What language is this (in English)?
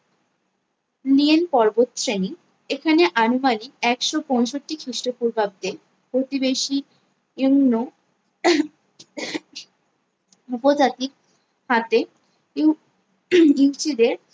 Bangla